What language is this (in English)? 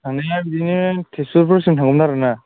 Bodo